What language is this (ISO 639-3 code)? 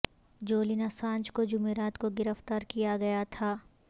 urd